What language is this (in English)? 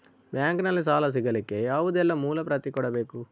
Kannada